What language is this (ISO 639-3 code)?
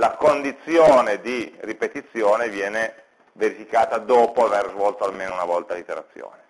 ita